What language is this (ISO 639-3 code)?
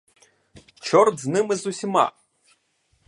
ukr